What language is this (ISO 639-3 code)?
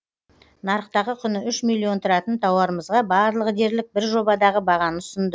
kaz